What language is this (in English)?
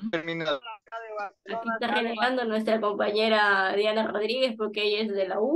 Spanish